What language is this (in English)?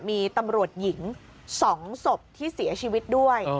Thai